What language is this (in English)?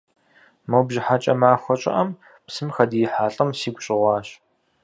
Kabardian